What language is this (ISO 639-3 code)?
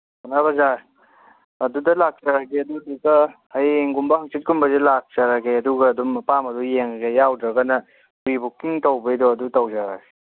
mni